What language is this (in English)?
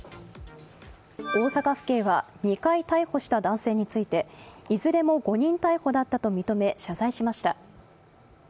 Japanese